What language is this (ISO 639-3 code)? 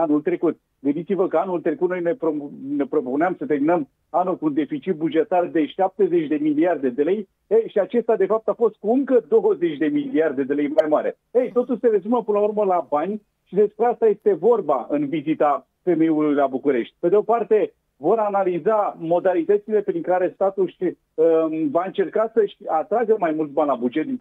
ron